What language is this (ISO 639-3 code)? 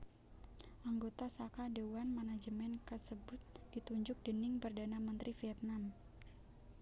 jav